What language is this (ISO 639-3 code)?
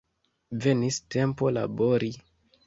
epo